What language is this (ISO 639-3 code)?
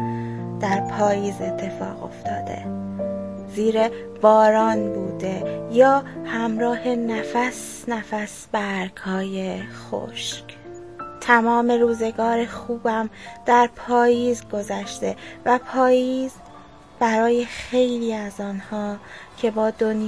fas